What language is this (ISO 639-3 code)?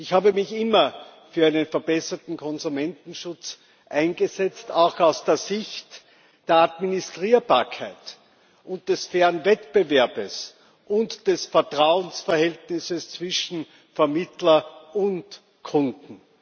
deu